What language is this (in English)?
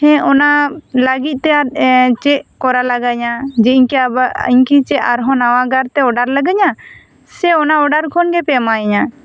Santali